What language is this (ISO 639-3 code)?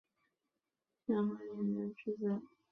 zho